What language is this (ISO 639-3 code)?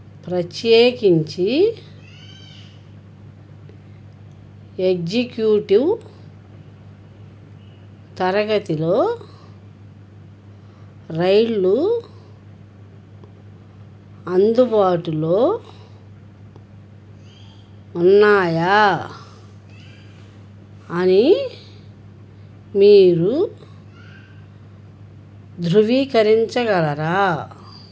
tel